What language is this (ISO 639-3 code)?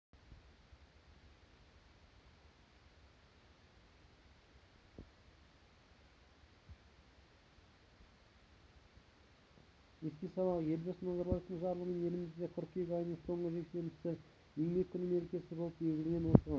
kaz